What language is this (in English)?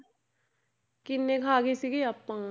Punjabi